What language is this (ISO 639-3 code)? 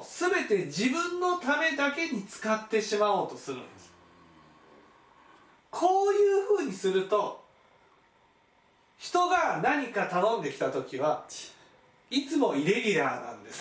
jpn